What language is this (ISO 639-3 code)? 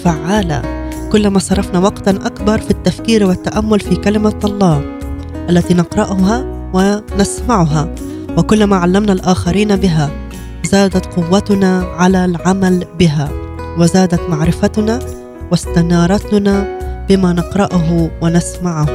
ara